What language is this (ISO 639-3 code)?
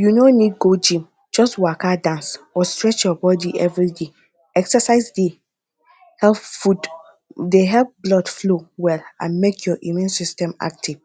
pcm